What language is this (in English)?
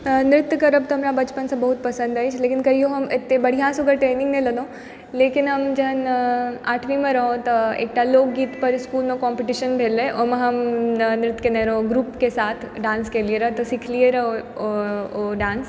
Maithili